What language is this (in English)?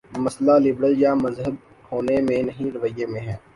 Urdu